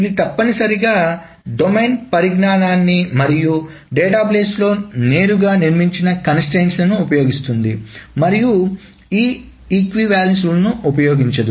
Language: Telugu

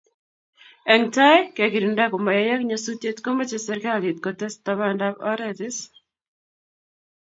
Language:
Kalenjin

